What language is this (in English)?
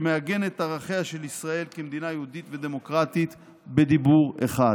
Hebrew